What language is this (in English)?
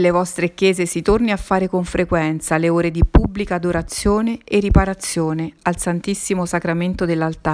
Italian